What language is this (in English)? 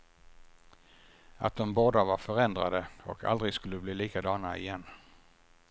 Swedish